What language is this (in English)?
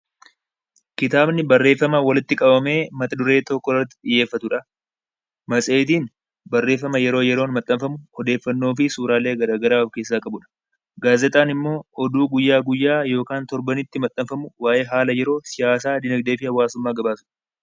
Oromo